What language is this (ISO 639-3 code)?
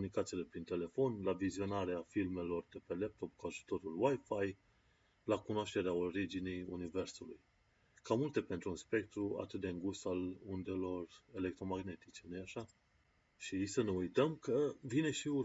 ron